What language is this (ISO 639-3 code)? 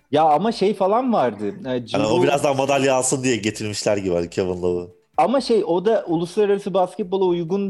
tur